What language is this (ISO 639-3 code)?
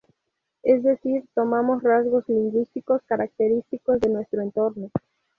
spa